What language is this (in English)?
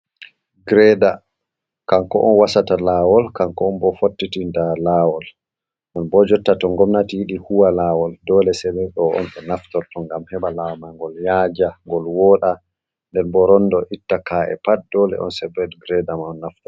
Fula